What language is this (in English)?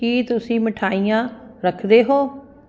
Punjabi